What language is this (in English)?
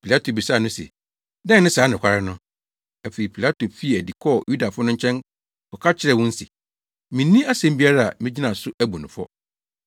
Akan